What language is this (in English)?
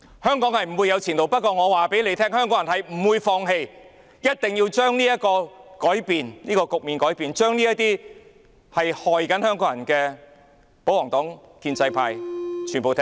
Cantonese